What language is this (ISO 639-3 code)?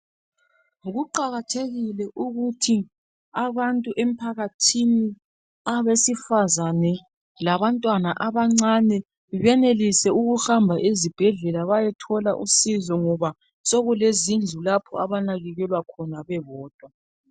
nde